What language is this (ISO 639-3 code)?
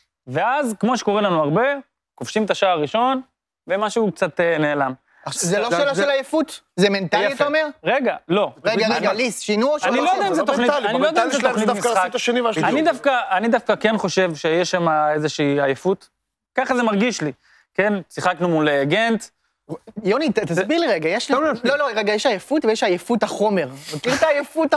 heb